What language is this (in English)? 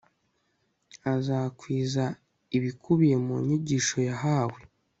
Kinyarwanda